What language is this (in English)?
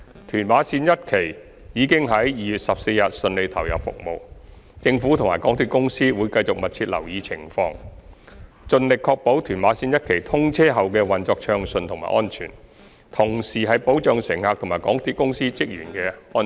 Cantonese